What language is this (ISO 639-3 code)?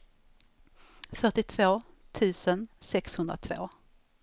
swe